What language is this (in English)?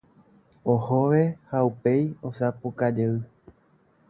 Guarani